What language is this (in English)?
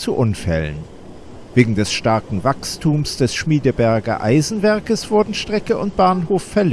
German